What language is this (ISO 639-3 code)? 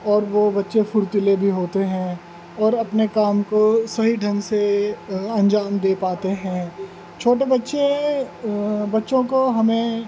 urd